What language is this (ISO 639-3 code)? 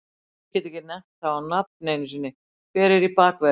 isl